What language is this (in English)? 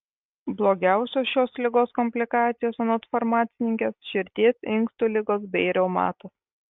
Lithuanian